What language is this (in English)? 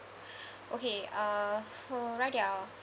English